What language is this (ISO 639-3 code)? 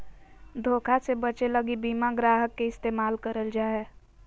mag